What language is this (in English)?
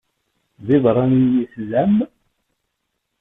Kabyle